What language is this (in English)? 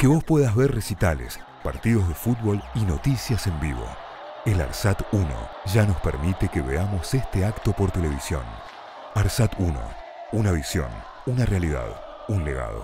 Spanish